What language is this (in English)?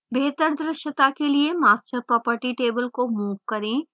Hindi